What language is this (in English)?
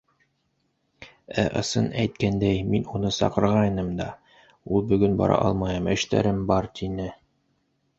Bashkir